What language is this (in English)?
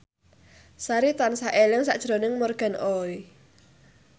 Javanese